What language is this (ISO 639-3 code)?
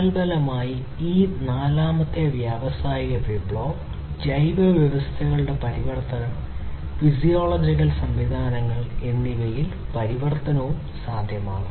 mal